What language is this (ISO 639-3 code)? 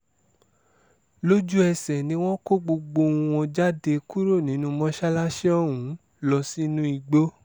yor